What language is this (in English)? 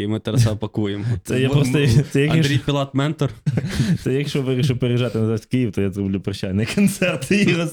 Ukrainian